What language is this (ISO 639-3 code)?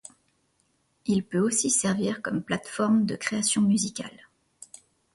fra